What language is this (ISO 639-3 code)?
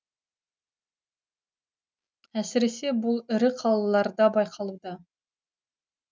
kaz